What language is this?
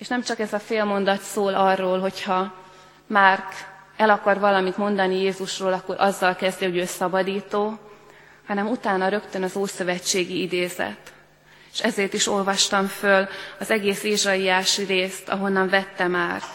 Hungarian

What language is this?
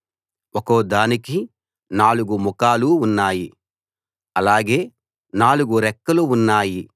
Telugu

